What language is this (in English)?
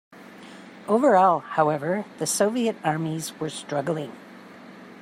English